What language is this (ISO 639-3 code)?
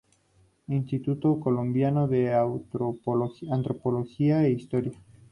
spa